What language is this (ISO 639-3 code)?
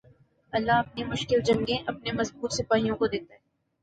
urd